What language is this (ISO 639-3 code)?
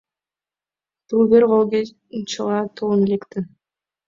chm